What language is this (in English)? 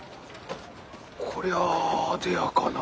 Japanese